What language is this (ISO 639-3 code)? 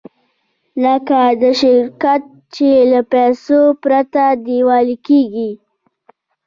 pus